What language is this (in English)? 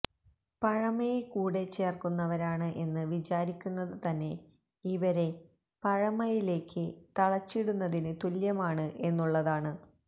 Malayalam